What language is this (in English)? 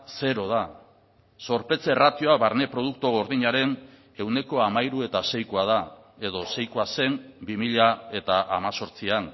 Basque